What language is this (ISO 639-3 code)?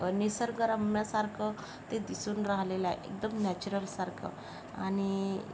mar